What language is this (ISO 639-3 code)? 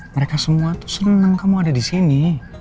ind